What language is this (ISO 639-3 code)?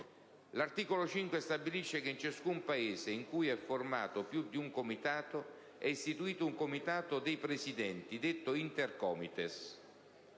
ita